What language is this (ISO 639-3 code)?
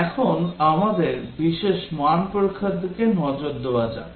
ben